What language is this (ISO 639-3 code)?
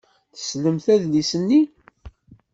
kab